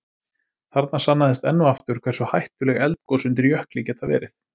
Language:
Icelandic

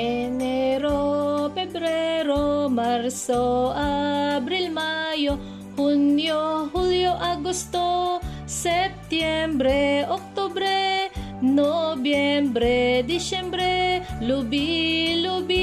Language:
Filipino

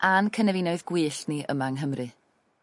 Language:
Welsh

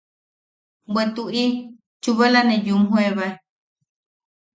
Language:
Yaqui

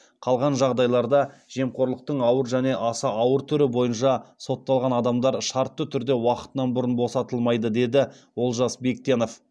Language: Kazakh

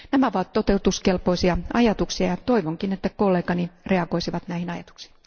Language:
Finnish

